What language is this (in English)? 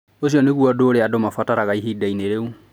Kikuyu